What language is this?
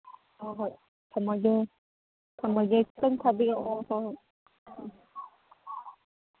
Manipuri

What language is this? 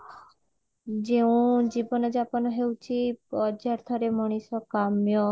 Odia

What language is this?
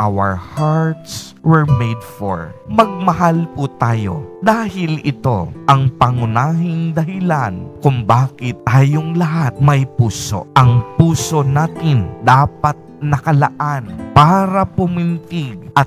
Filipino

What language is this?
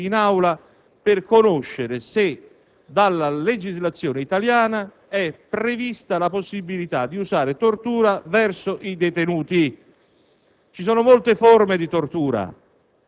Italian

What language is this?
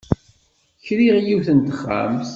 Kabyle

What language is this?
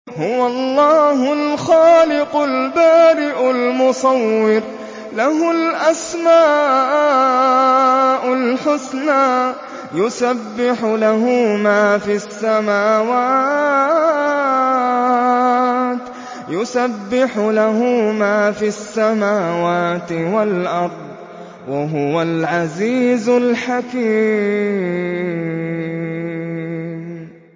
Arabic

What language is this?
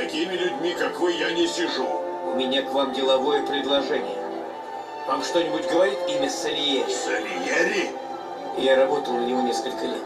Russian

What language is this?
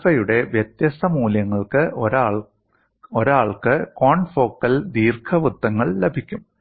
Malayalam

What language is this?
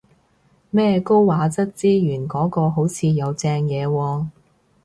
Cantonese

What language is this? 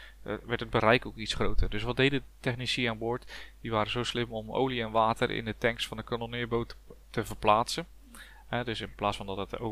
Dutch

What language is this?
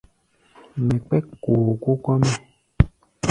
Gbaya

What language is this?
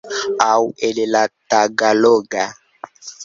Esperanto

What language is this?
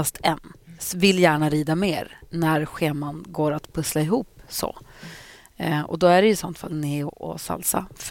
Swedish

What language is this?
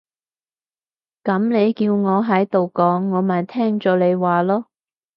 Cantonese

